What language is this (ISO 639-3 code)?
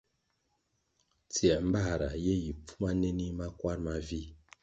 nmg